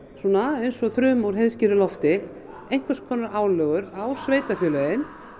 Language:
Icelandic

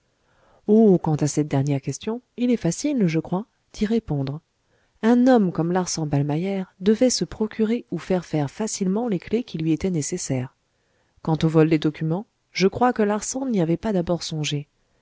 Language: French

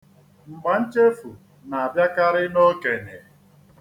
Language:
Igbo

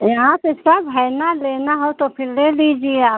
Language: Hindi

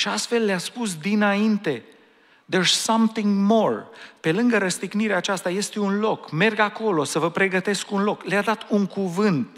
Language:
Romanian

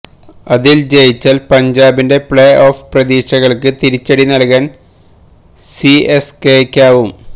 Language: Malayalam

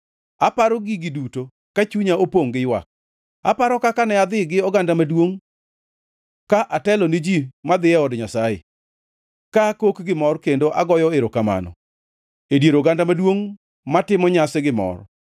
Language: Luo (Kenya and Tanzania)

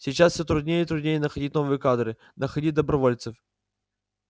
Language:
Russian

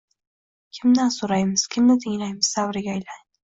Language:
Uzbek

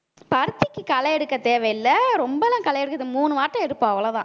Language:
Tamil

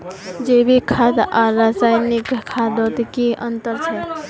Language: Magahi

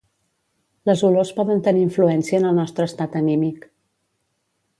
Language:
Catalan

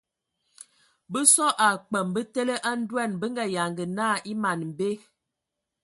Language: Ewondo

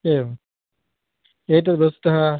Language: Sanskrit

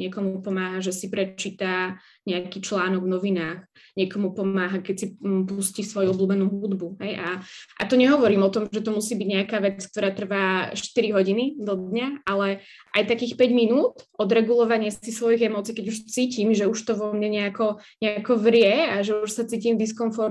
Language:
Slovak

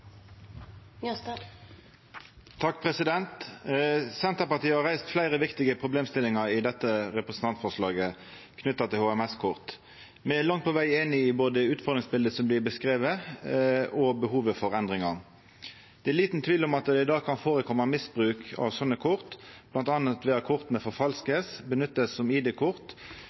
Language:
Norwegian Nynorsk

